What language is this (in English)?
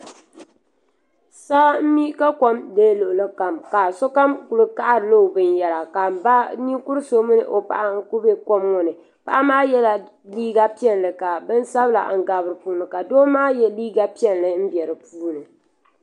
Dagbani